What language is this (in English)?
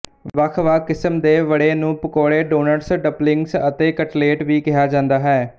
Punjabi